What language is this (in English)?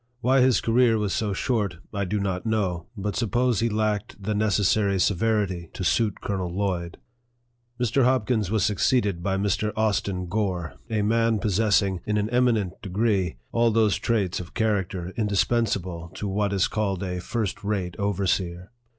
English